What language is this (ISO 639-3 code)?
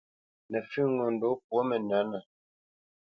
bce